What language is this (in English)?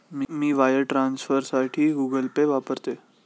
Marathi